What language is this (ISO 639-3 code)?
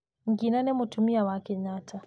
kik